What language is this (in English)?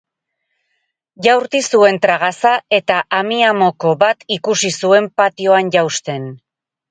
Basque